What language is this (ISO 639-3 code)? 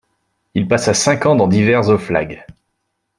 fra